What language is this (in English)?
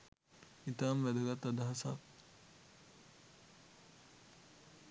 Sinhala